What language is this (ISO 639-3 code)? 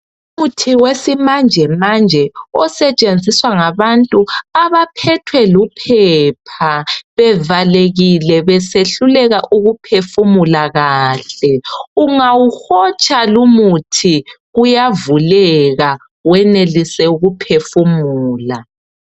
nde